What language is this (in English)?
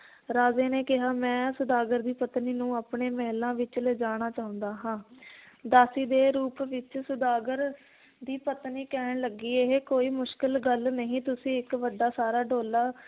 Punjabi